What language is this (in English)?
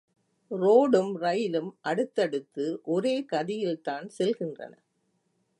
Tamil